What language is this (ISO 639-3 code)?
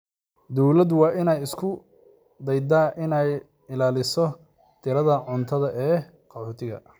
som